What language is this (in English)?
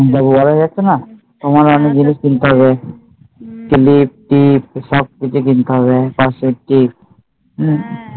Bangla